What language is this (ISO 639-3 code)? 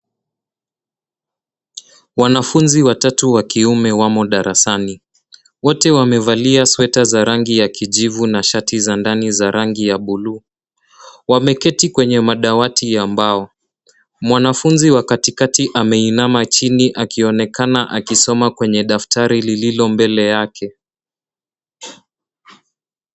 swa